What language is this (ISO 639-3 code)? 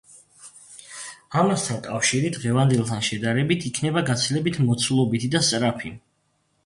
kat